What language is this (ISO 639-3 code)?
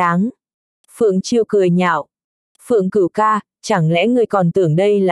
vie